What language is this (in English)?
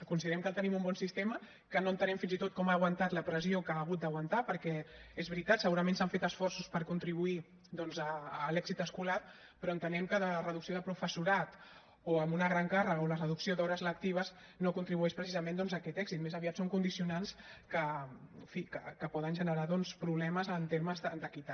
Catalan